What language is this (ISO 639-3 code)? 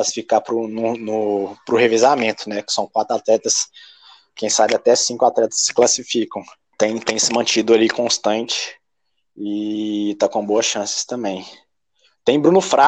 por